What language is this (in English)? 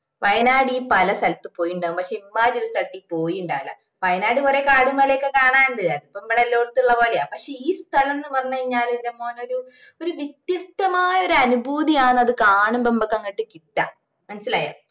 Malayalam